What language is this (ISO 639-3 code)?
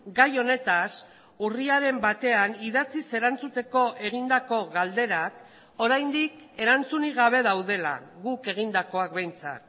eus